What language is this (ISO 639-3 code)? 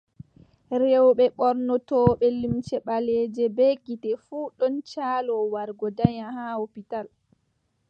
fub